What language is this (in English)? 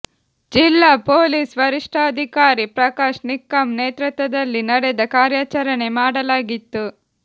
Kannada